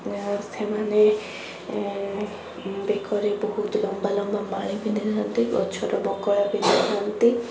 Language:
Odia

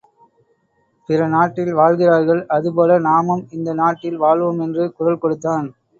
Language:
Tamil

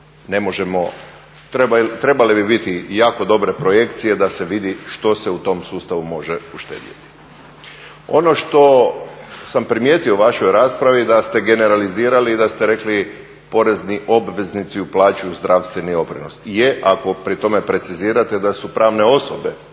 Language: Croatian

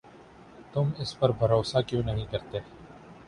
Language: Urdu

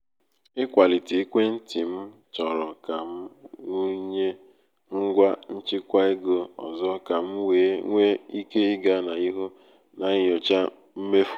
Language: Igbo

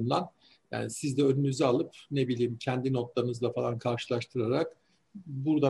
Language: Turkish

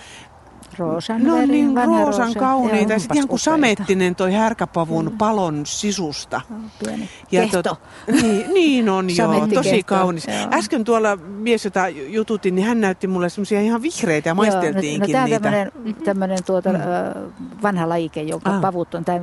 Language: Finnish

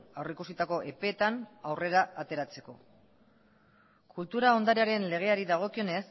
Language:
Basque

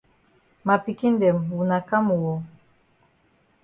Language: Cameroon Pidgin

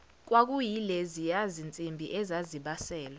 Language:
Zulu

